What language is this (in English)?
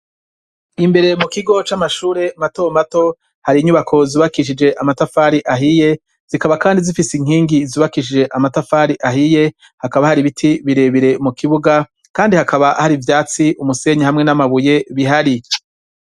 Rundi